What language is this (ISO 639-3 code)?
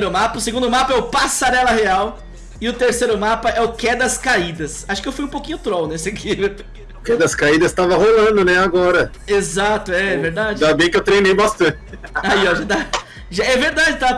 por